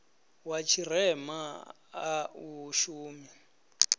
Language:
Venda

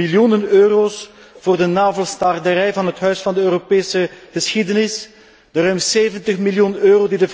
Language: Dutch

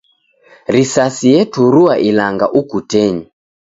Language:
Taita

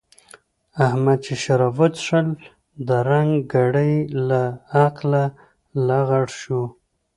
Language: Pashto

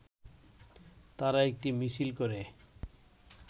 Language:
Bangla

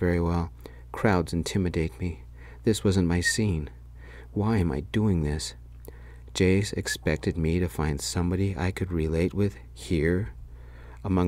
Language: English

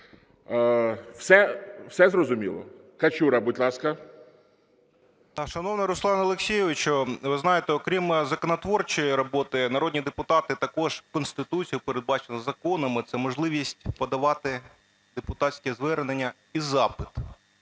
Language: Ukrainian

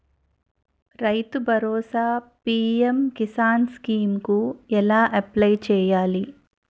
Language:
Telugu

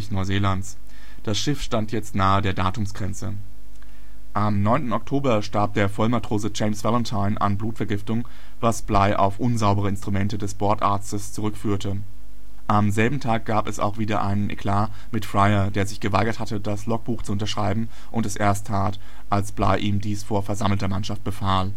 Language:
German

